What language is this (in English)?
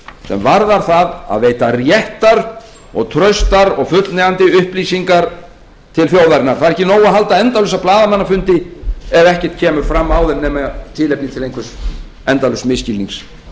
Icelandic